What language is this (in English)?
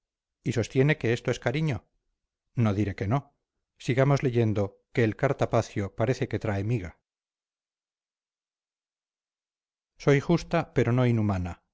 Spanish